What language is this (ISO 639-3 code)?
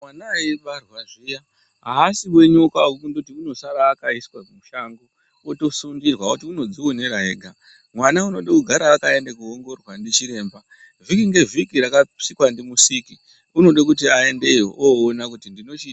ndc